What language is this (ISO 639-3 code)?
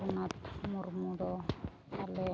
sat